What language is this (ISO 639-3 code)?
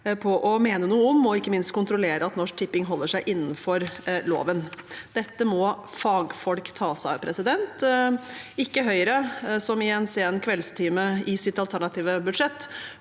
nor